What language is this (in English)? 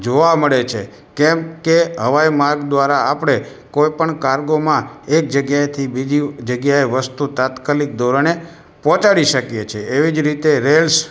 Gujarati